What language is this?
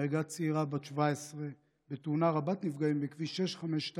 Hebrew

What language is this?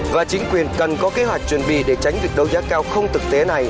Vietnamese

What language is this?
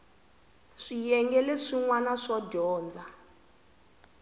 Tsonga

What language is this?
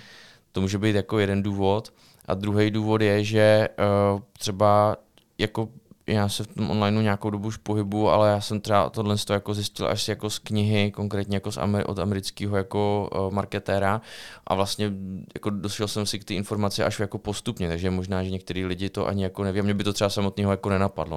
Czech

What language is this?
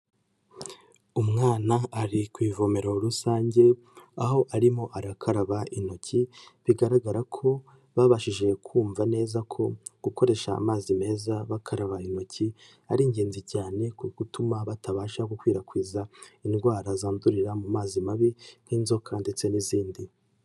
Kinyarwanda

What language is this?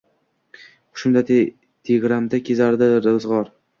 Uzbek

